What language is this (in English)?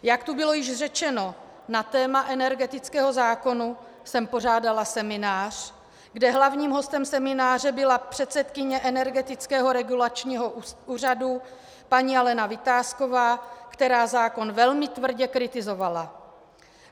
Czech